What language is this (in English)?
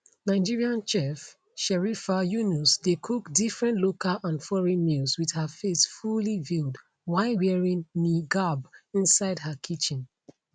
Nigerian Pidgin